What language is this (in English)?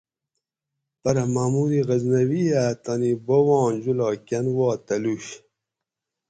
Gawri